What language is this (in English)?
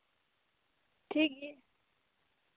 Santali